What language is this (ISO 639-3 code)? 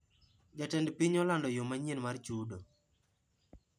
luo